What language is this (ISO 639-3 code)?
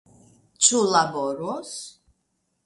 epo